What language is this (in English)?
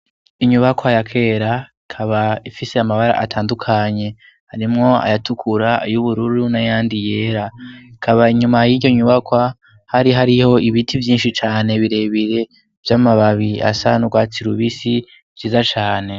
Rundi